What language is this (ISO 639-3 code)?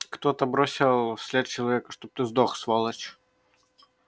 rus